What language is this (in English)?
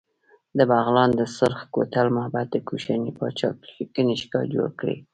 Pashto